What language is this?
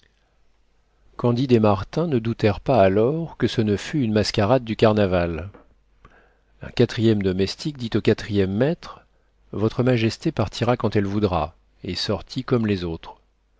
French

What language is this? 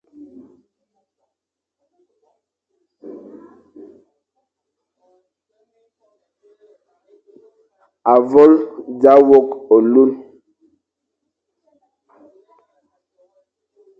Fang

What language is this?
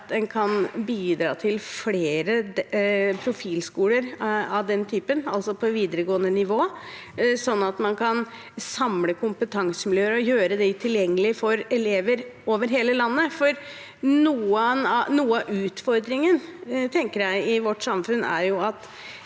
Norwegian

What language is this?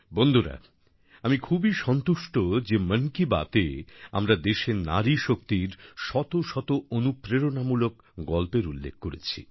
Bangla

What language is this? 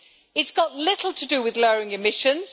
English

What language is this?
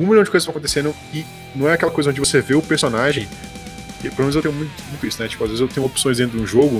Portuguese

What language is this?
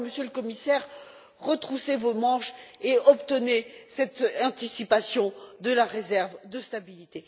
French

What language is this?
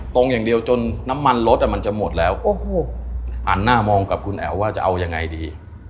Thai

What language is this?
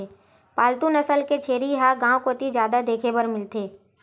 Chhattisgarhi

